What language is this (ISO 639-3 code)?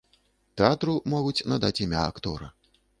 bel